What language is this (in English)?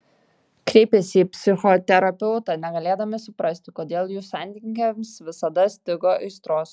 Lithuanian